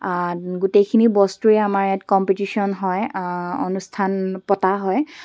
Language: Assamese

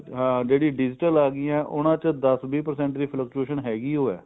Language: Punjabi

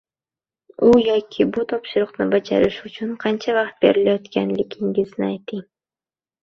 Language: Uzbek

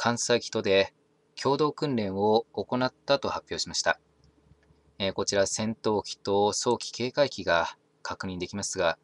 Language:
Japanese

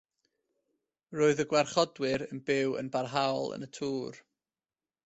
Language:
Welsh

